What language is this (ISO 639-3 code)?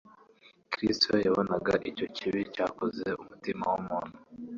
kin